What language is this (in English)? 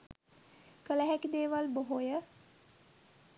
Sinhala